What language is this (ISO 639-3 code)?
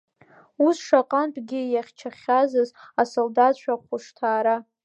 abk